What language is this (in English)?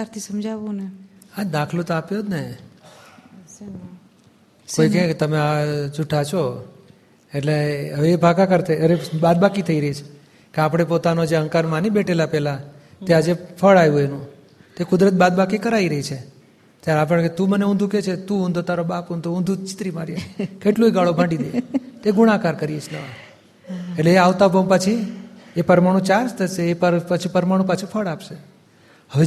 Gujarati